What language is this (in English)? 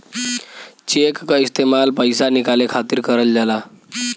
Bhojpuri